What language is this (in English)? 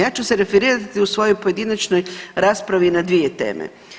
Croatian